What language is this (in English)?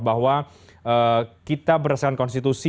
Indonesian